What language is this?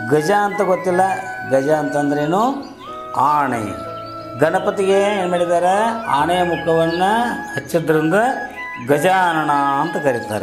Kannada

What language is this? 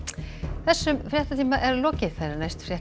Icelandic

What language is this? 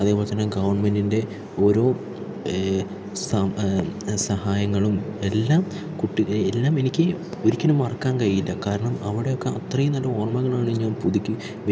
Malayalam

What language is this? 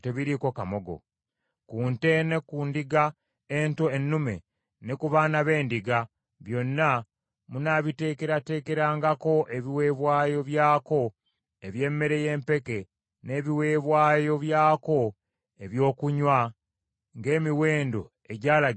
Ganda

